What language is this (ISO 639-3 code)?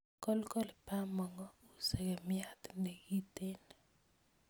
kln